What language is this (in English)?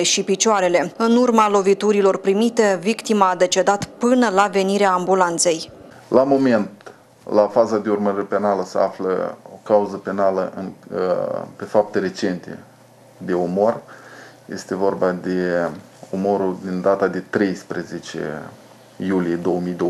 Romanian